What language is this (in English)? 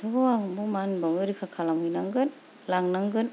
Bodo